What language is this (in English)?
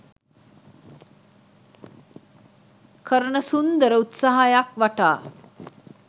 Sinhala